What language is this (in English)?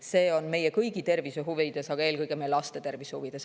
Estonian